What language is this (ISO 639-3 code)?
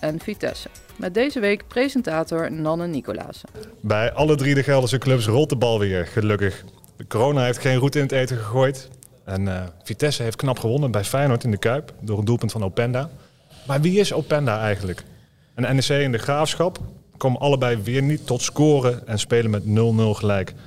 nld